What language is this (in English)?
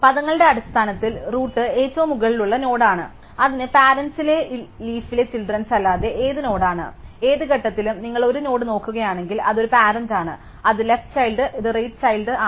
Malayalam